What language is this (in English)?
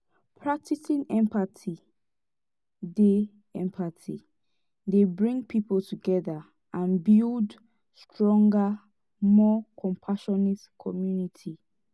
Nigerian Pidgin